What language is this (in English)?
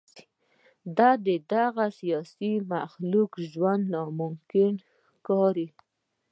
Pashto